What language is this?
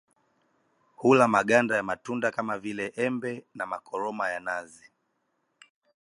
Swahili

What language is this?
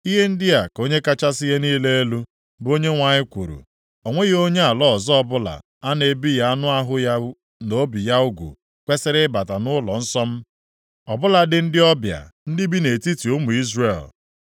Igbo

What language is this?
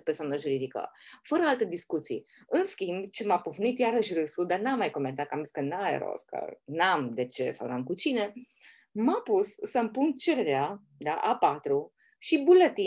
Romanian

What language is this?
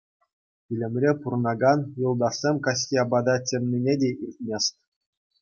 Chuvash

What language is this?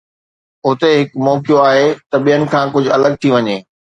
Sindhi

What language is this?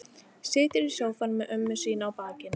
Icelandic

